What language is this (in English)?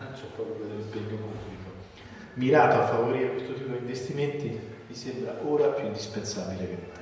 Italian